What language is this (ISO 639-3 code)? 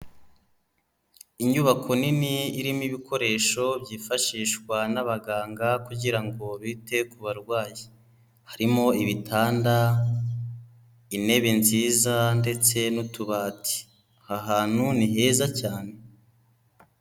kin